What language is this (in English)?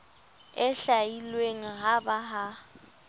Southern Sotho